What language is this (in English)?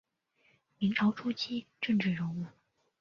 Chinese